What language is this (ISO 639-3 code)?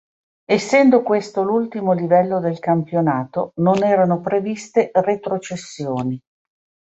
ita